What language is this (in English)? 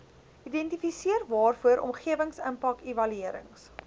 Afrikaans